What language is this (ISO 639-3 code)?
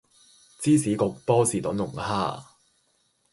yue